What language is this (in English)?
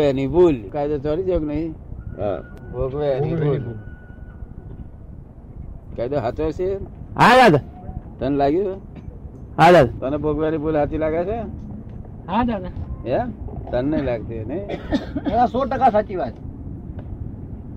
Gujarati